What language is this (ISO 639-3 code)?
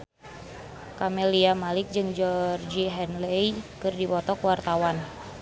sun